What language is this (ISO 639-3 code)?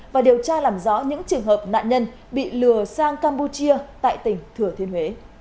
vie